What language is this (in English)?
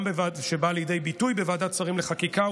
Hebrew